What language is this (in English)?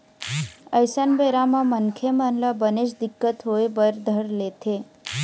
Chhattisgarhi